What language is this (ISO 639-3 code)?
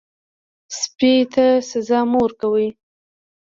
pus